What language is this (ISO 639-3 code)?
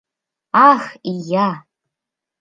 chm